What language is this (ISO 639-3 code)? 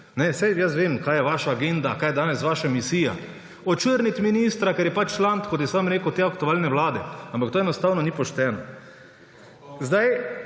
slv